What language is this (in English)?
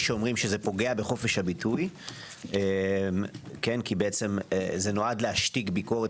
Hebrew